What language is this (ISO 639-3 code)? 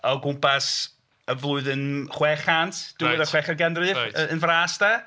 cym